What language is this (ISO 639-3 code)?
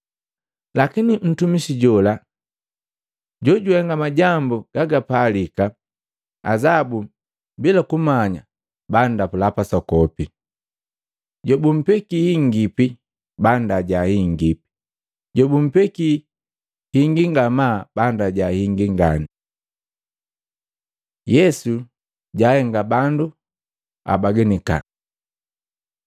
mgv